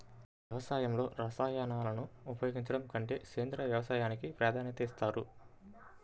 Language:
Telugu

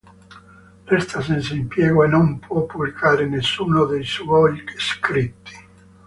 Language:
Italian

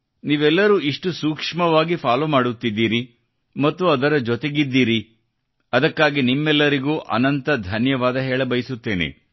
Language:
Kannada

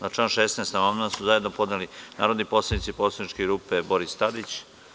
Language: Serbian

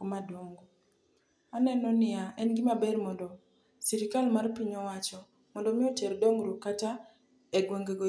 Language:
Luo (Kenya and Tanzania)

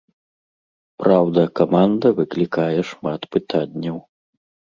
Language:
Belarusian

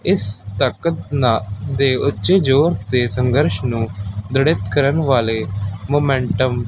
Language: Punjabi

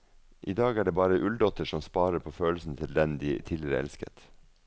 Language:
Norwegian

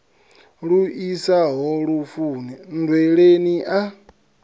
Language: Venda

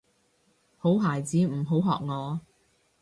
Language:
Cantonese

